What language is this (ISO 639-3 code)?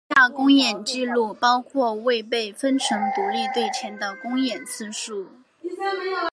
zho